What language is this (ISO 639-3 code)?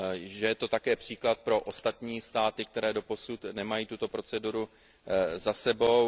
ces